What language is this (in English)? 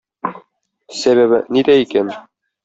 Tatar